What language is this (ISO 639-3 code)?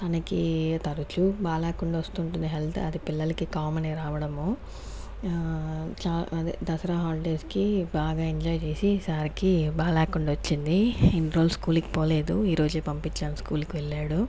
tel